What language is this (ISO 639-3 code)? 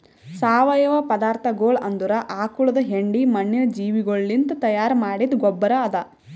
kan